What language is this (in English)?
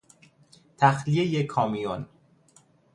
Persian